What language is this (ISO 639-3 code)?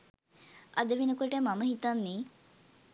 sin